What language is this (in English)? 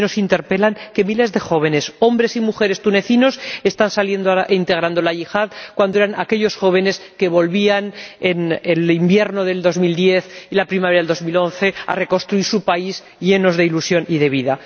Spanish